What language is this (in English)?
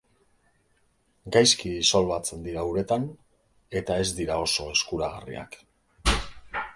Basque